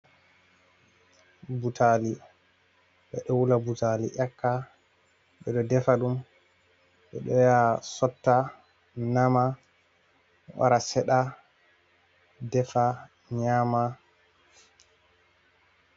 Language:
Fula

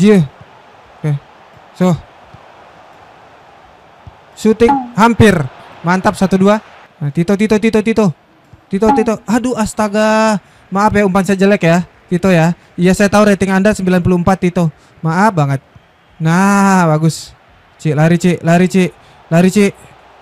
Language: Indonesian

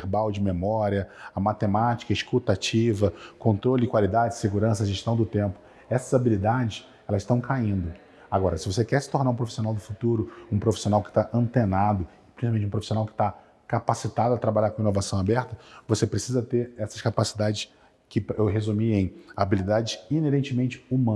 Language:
Portuguese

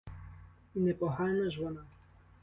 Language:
Ukrainian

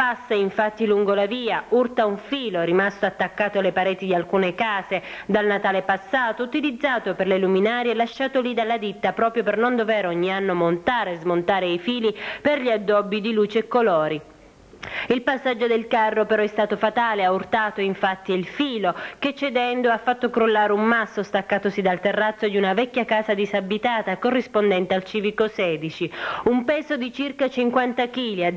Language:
Italian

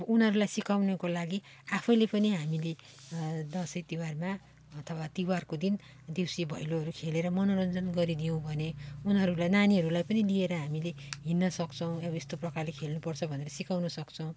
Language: Nepali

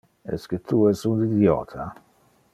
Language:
Interlingua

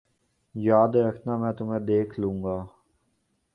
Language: Urdu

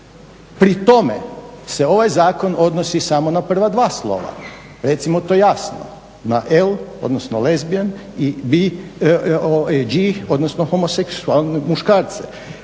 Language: Croatian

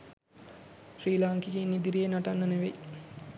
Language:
Sinhala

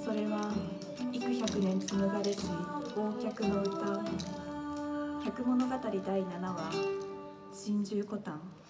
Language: Japanese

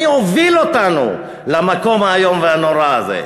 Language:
Hebrew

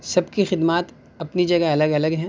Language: Urdu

